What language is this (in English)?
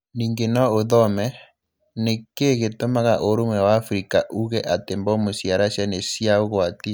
Kikuyu